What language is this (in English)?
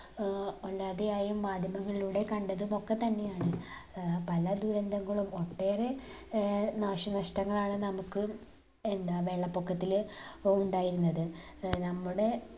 Malayalam